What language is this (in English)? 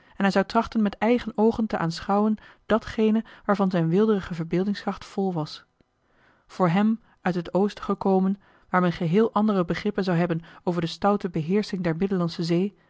Dutch